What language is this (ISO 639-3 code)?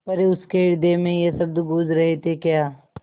hin